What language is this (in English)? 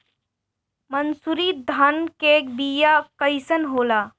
Bhojpuri